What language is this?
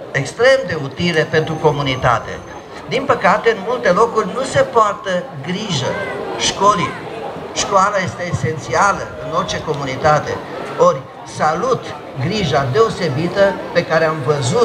Romanian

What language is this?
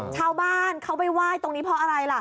Thai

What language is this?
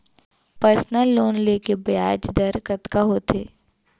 Chhattisgarhi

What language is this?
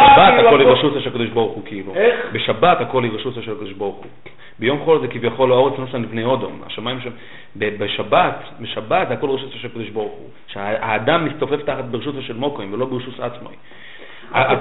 Hebrew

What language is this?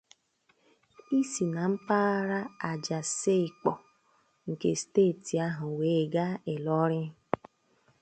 Igbo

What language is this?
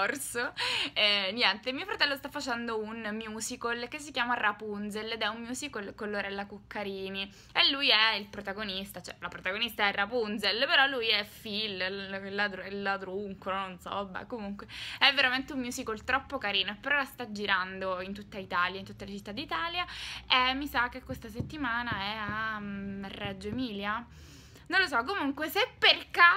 Italian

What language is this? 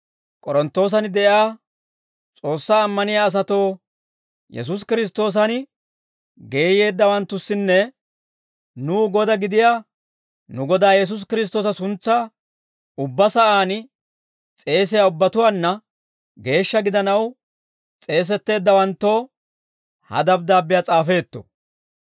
Dawro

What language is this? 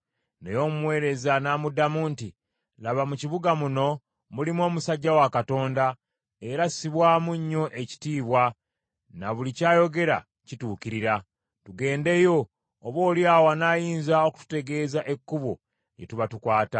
Ganda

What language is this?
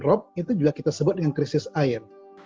Indonesian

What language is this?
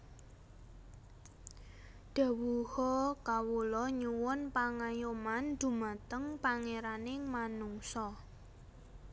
Javanese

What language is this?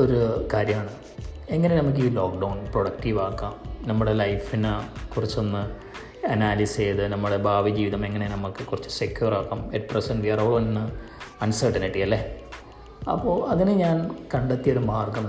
Malayalam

